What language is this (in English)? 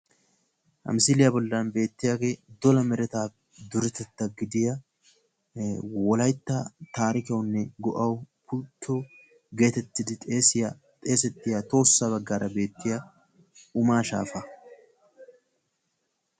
Wolaytta